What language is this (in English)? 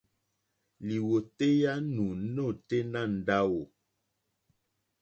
Mokpwe